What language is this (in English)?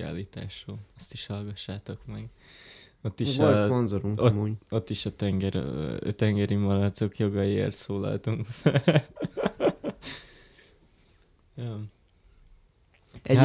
Hungarian